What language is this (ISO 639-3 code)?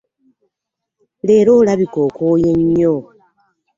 lug